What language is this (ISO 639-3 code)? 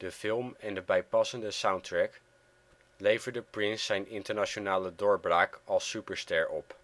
nld